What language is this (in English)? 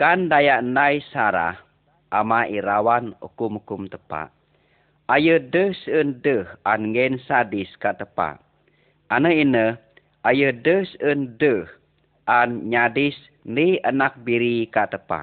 Malay